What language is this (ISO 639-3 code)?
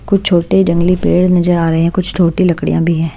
hin